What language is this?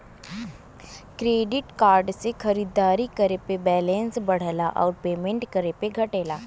Bhojpuri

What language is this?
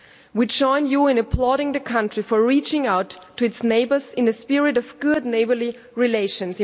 English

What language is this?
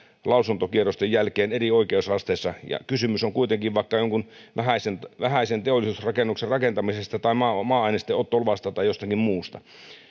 Finnish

